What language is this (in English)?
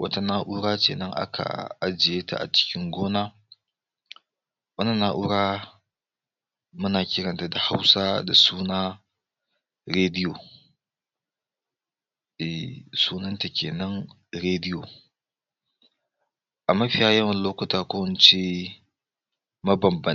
Hausa